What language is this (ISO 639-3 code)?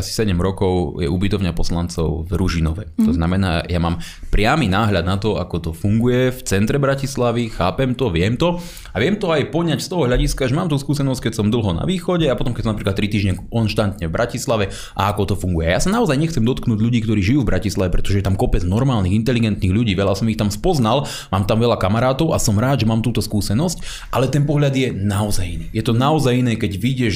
slk